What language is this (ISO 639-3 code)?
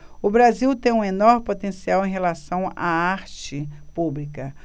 por